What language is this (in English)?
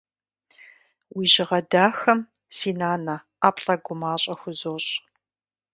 Kabardian